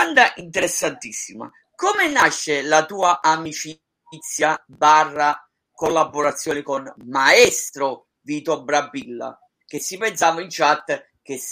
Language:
Italian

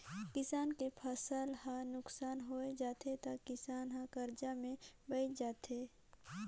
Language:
Chhattisgarhi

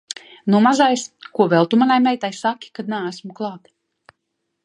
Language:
Latvian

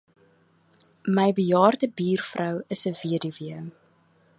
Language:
Afrikaans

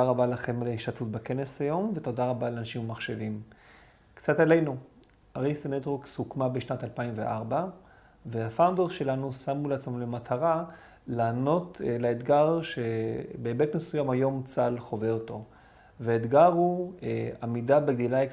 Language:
Hebrew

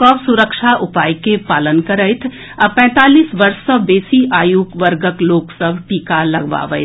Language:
Maithili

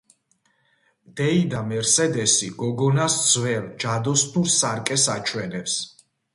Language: Georgian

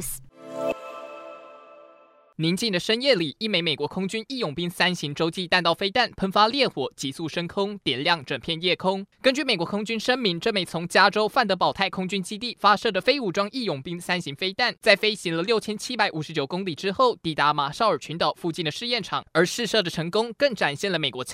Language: Chinese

